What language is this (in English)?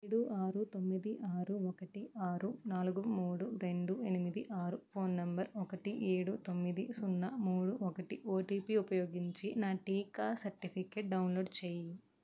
Telugu